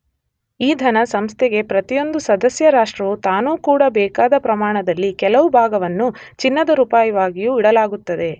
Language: Kannada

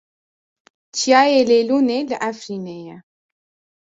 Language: Kurdish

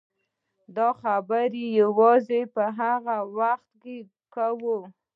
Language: Pashto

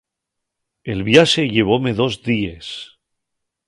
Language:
Asturian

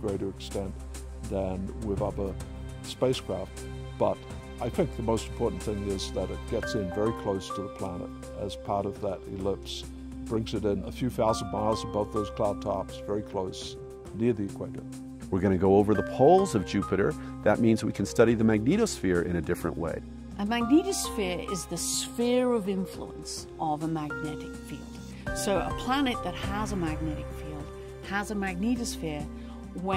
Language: English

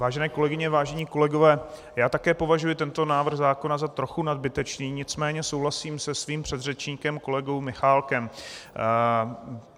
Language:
Czech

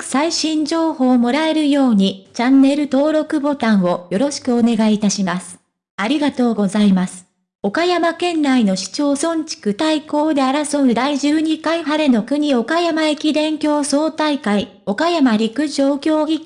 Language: Japanese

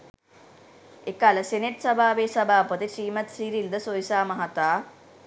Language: Sinhala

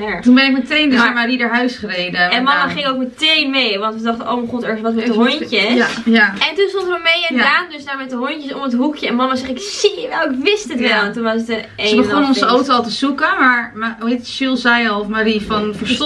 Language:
Dutch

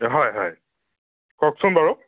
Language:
Assamese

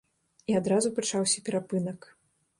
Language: Belarusian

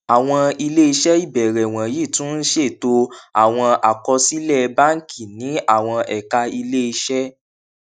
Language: Yoruba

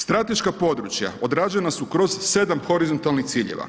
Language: Croatian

